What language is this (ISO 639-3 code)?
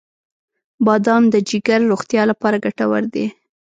pus